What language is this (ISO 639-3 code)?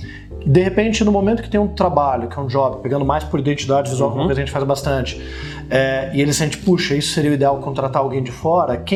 por